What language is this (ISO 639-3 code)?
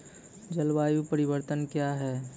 mai